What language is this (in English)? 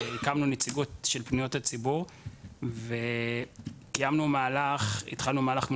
Hebrew